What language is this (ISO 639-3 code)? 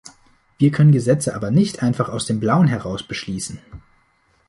deu